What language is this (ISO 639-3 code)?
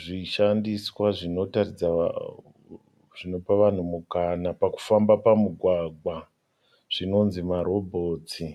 sna